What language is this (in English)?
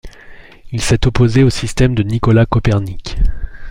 French